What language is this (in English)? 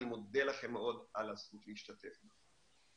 Hebrew